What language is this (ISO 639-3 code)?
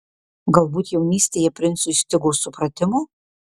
lit